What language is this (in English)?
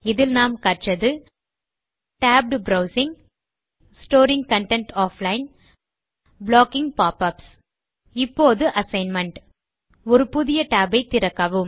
Tamil